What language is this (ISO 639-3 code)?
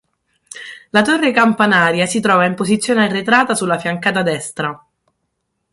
ita